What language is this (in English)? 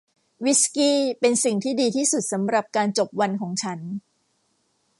Thai